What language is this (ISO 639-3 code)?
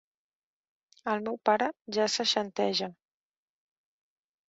cat